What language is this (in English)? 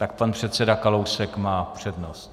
Czech